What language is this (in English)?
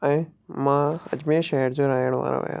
Sindhi